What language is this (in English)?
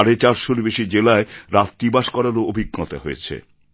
Bangla